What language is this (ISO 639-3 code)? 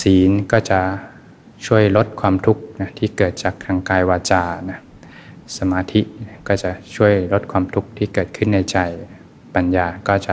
tha